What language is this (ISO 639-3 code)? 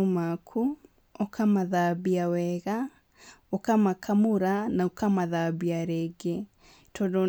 kik